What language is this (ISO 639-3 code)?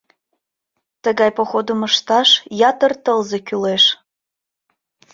chm